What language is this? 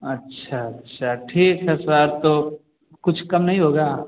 Hindi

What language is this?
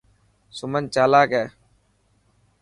Dhatki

